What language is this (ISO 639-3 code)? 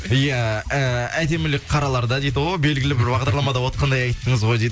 kaz